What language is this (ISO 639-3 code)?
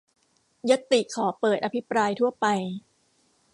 tha